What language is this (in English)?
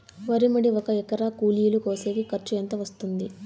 Telugu